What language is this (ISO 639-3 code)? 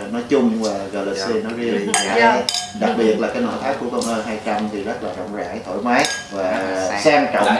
vie